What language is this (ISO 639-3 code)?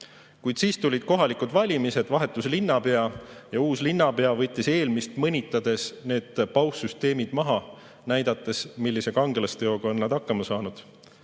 est